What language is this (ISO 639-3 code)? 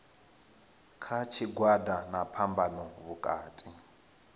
ven